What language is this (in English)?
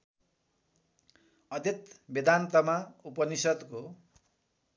Nepali